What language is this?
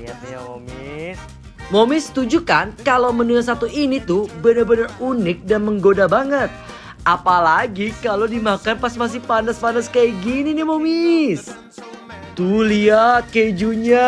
Indonesian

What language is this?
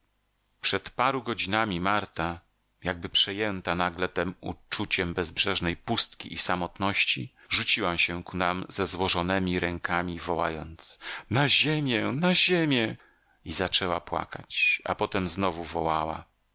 Polish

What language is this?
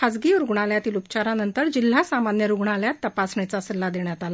Marathi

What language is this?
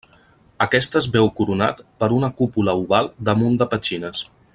Catalan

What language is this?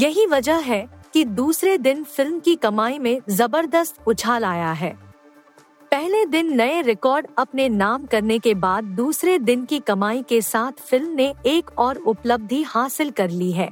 Hindi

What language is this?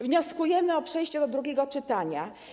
Polish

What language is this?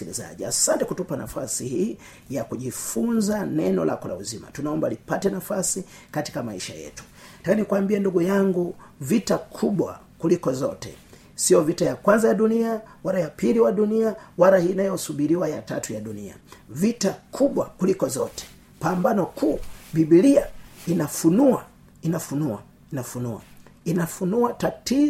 Swahili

